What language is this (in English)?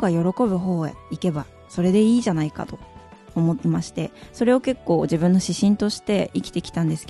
Japanese